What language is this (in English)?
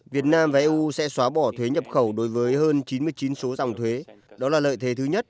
Vietnamese